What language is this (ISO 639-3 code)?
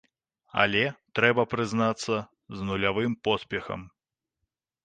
bel